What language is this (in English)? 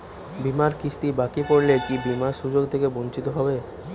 Bangla